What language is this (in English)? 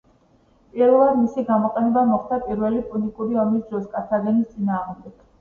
Georgian